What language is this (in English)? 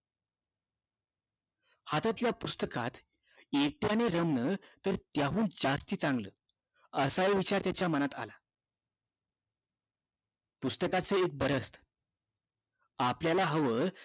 Marathi